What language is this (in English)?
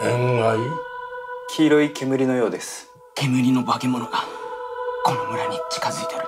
Japanese